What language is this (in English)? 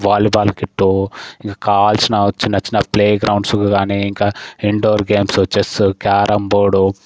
Telugu